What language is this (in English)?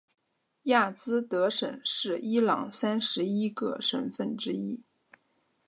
Chinese